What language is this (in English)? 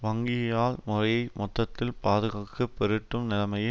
Tamil